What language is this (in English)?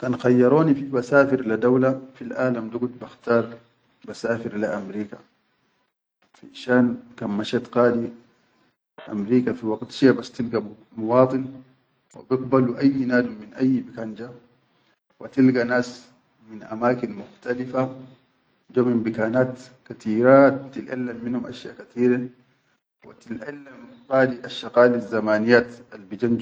Chadian Arabic